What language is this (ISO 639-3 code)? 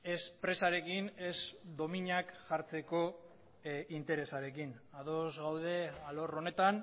eus